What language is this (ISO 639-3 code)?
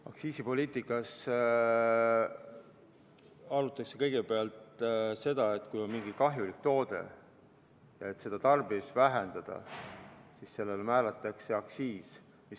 est